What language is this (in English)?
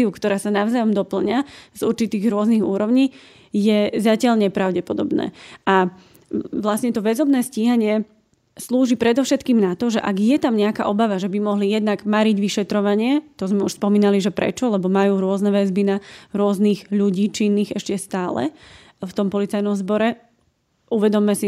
Slovak